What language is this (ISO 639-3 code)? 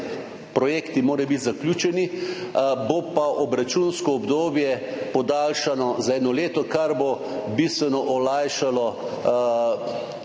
slv